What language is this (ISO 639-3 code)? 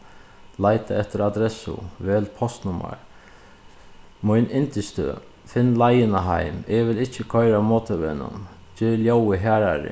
fao